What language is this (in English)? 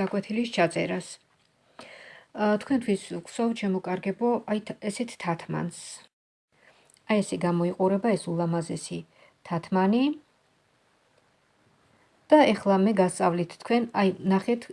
German